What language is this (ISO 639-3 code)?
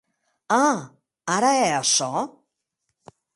oci